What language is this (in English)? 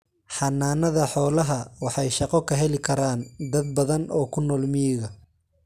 Somali